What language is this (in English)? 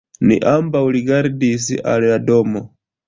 Esperanto